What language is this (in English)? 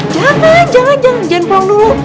Indonesian